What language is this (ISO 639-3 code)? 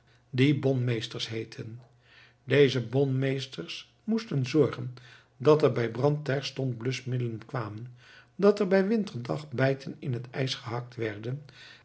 nld